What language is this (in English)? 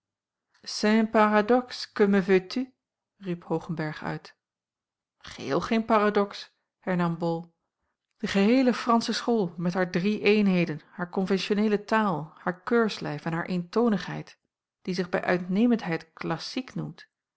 Dutch